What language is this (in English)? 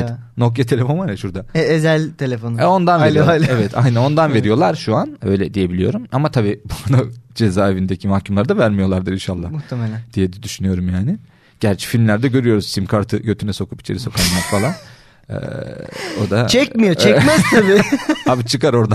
Turkish